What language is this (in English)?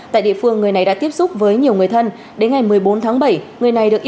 Vietnamese